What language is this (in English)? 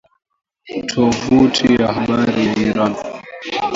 Swahili